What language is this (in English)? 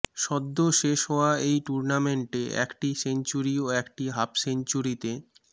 Bangla